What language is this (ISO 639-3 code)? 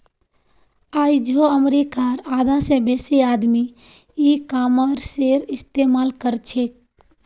mag